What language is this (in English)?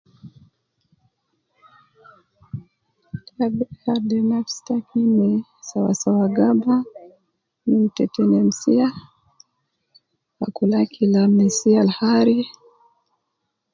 Nubi